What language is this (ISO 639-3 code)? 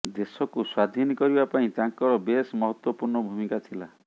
ori